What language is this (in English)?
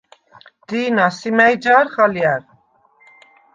Svan